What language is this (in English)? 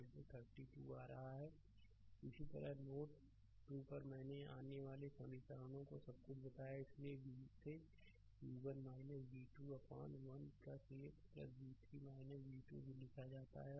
Hindi